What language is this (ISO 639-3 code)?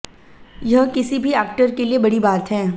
hin